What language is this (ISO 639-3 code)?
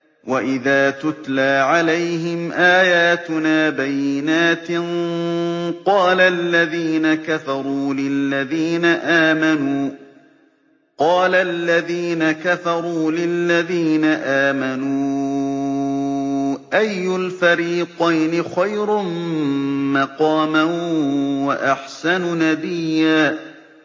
ara